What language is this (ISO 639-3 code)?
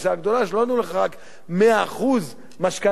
heb